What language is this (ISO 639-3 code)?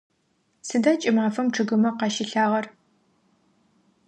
ady